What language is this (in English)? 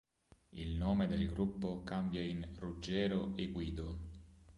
Italian